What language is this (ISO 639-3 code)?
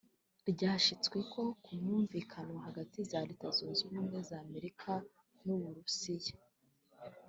kin